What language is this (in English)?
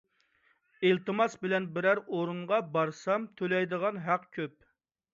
Uyghur